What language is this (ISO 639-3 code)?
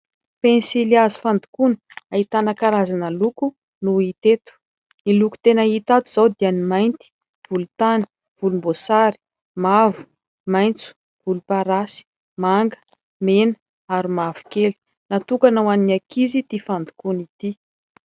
mlg